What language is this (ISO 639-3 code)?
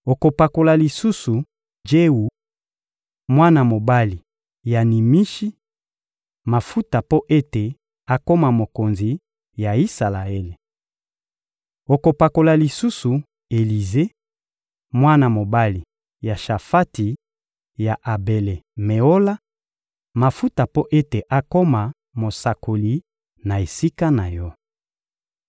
lin